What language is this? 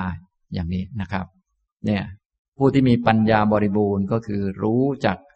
Thai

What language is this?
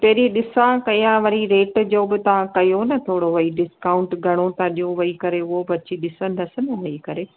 Sindhi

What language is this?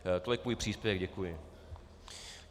Czech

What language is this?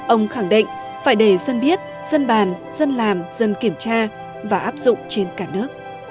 Vietnamese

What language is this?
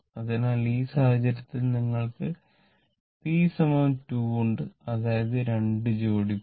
Malayalam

